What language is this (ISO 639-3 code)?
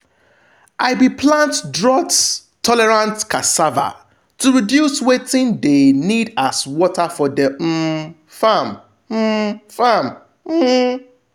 pcm